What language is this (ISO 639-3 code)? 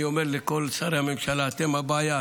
heb